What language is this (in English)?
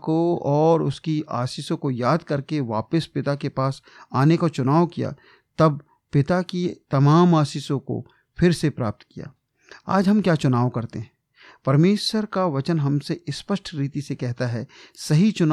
Hindi